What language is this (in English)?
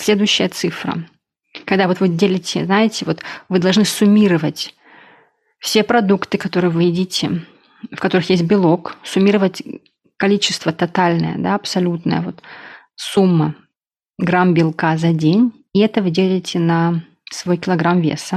Russian